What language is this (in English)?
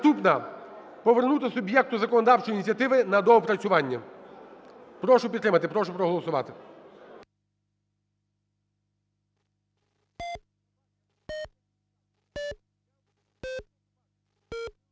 Ukrainian